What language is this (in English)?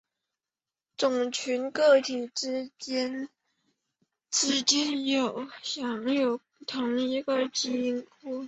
Chinese